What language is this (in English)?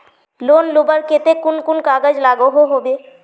Magahi